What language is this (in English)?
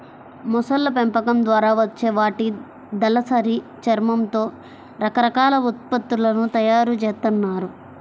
Telugu